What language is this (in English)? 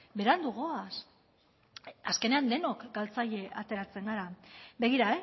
Basque